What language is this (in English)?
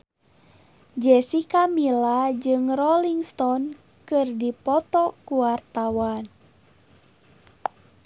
Sundanese